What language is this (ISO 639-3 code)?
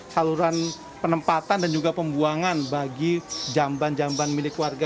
ind